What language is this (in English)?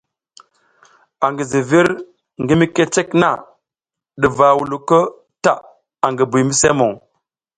South Giziga